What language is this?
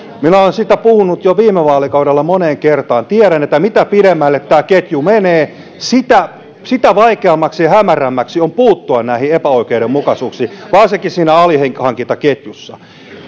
Finnish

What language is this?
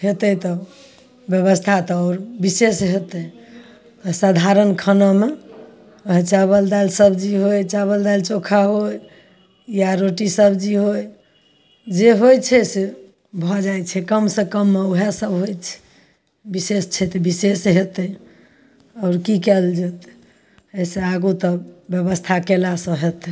Maithili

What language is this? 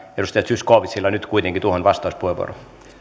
Finnish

